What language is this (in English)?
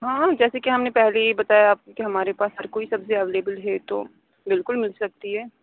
Urdu